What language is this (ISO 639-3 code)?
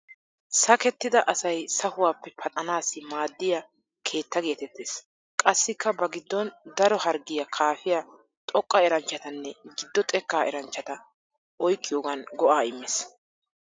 wal